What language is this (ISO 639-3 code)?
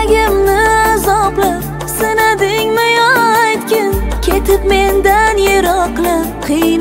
tur